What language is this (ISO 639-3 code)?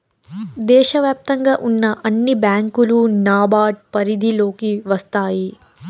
tel